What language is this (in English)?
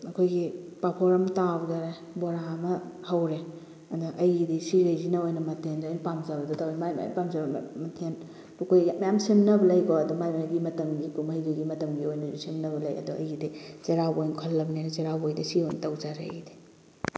Manipuri